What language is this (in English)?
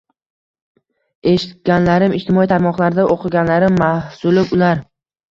Uzbek